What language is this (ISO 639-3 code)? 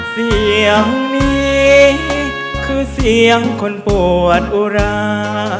tha